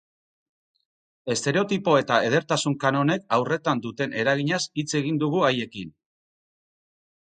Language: Basque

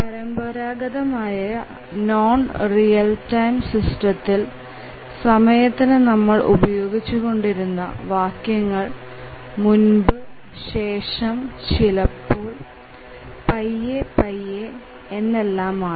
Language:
Malayalam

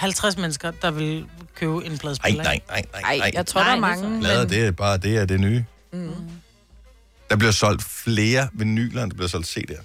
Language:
Danish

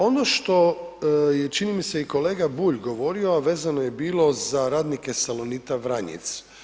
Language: Croatian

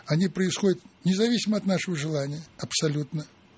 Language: Russian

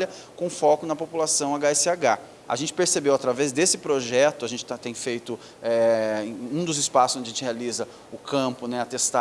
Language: Portuguese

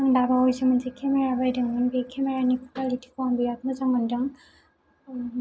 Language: Bodo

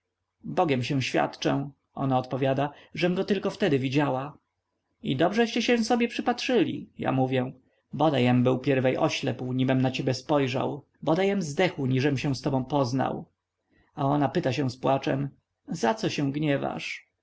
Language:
Polish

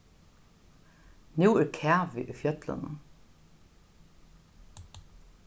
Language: Faroese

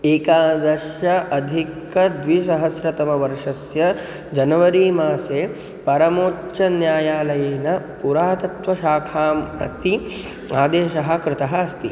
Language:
Sanskrit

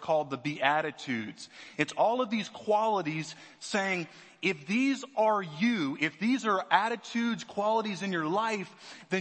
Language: English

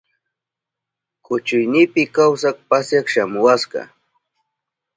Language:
Southern Pastaza Quechua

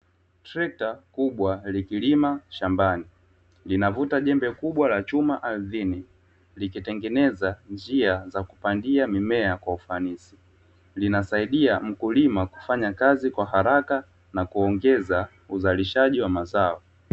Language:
Swahili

